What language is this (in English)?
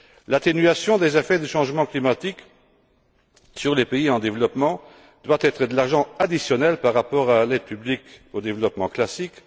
French